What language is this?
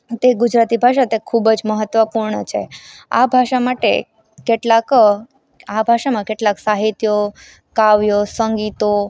Gujarati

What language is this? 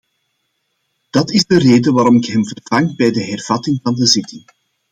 Dutch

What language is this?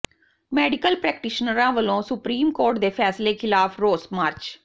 Punjabi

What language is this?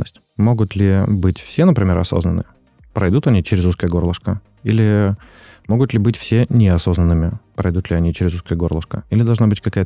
Russian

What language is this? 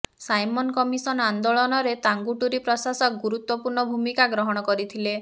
Odia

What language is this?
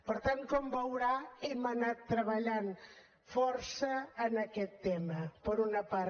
Catalan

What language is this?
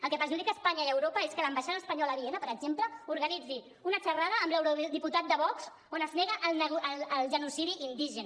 Catalan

